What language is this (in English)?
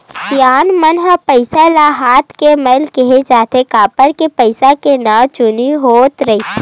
Chhattisgarhi